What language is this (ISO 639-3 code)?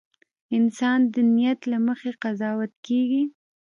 pus